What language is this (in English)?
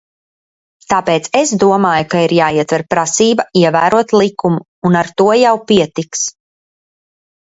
Latvian